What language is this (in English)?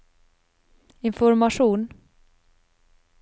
Norwegian